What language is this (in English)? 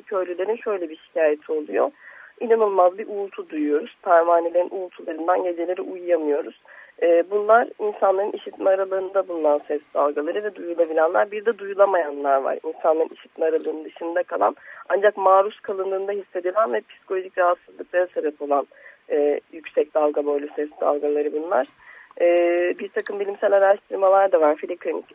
Turkish